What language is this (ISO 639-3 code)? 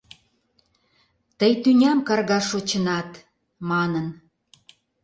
chm